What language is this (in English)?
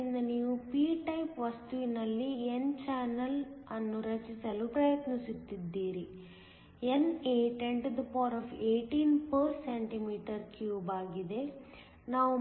Kannada